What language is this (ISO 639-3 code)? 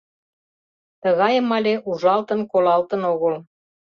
chm